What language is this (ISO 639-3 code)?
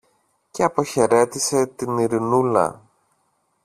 ell